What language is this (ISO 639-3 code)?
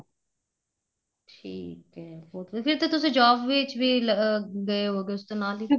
pan